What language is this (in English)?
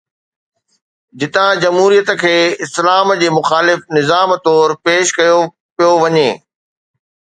Sindhi